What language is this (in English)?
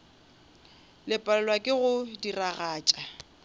Northern Sotho